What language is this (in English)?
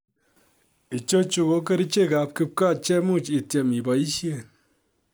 Kalenjin